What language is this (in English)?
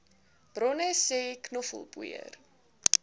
Afrikaans